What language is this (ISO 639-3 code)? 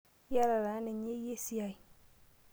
mas